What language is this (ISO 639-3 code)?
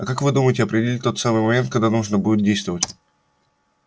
rus